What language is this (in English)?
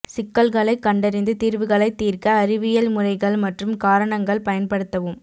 Tamil